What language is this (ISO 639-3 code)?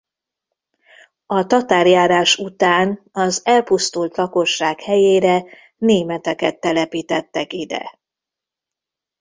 hun